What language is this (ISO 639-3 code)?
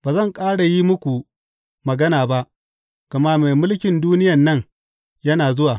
hau